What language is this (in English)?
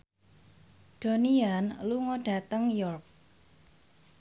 Javanese